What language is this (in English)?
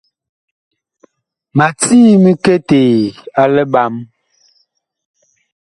Bakoko